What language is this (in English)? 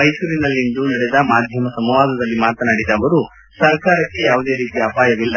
Kannada